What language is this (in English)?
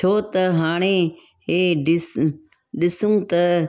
Sindhi